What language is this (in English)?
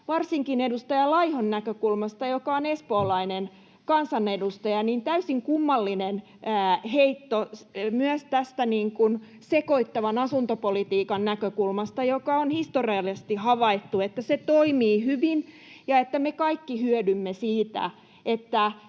Finnish